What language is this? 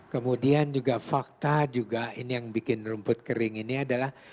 Indonesian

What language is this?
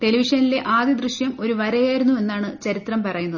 Malayalam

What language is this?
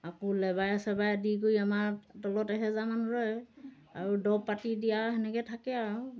Assamese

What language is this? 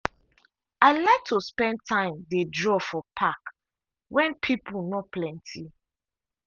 Nigerian Pidgin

